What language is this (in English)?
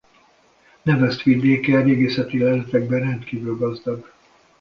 Hungarian